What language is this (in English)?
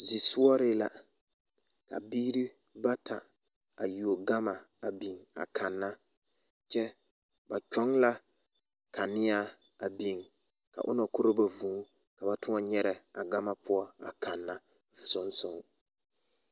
Southern Dagaare